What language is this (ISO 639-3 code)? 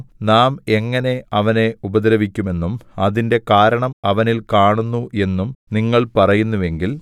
mal